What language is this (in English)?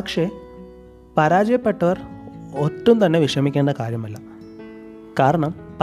Malayalam